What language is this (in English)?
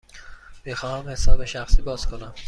Persian